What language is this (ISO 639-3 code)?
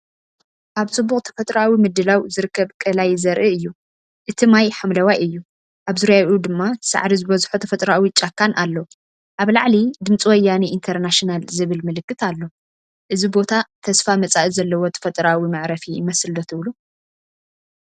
tir